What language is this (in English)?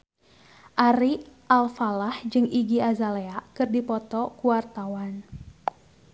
Sundanese